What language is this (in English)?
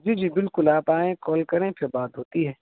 Urdu